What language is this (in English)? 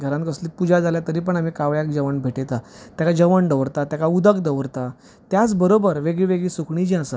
Konkani